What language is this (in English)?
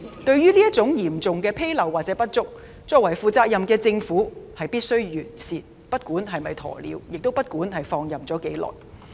Cantonese